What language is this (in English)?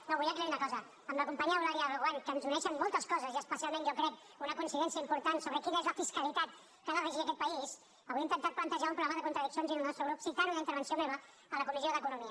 Catalan